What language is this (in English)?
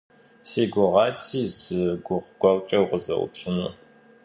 Kabardian